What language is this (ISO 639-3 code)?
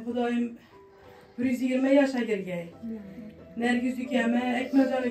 tur